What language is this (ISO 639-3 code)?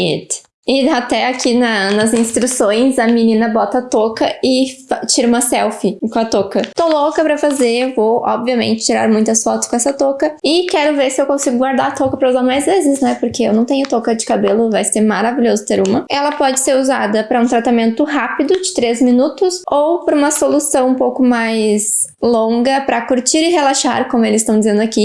por